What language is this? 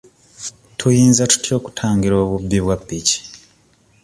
Ganda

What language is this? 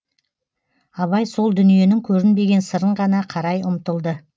Kazakh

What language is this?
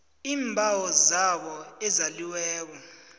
South Ndebele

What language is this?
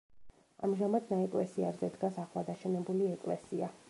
Georgian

